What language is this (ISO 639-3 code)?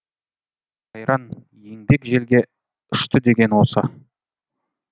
kaz